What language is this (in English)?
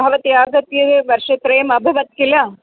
Sanskrit